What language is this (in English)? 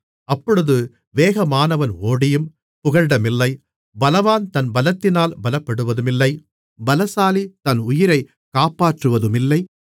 Tamil